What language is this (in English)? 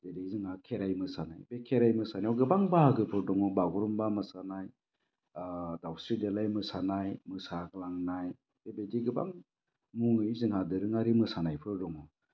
Bodo